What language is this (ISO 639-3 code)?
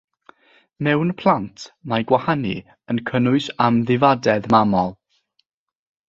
cym